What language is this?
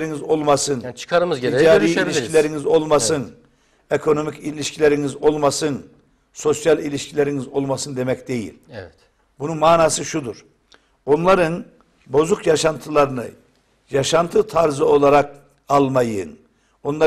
Turkish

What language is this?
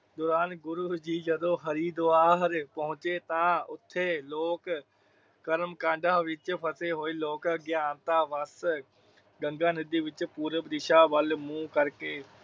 Punjabi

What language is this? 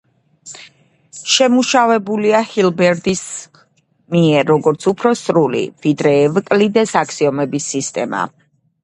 Georgian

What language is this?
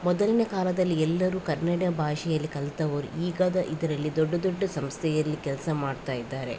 Kannada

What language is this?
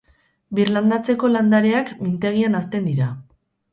Basque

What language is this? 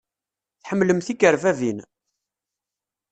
Kabyle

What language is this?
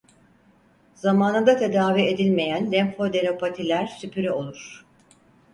Turkish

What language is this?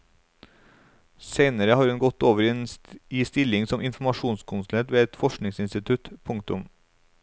Norwegian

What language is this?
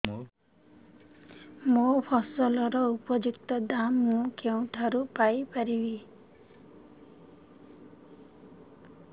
Odia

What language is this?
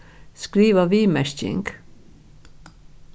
Faroese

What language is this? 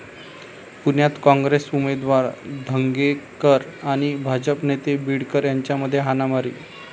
Marathi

